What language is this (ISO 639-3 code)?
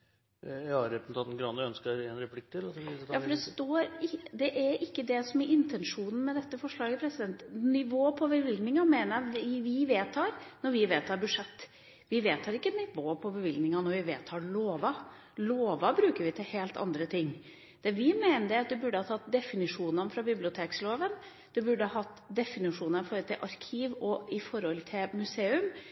nor